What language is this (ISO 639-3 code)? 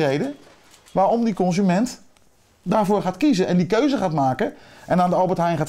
nld